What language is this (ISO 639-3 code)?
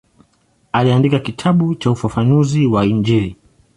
swa